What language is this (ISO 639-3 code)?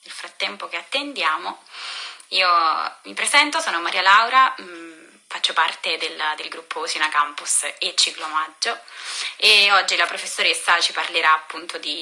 ita